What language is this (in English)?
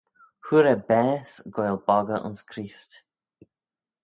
Manx